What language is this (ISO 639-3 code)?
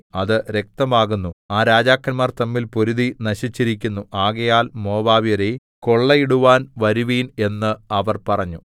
mal